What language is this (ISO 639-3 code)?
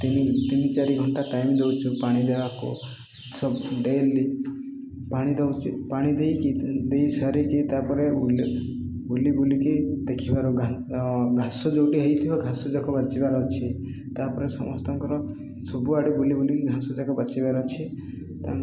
ori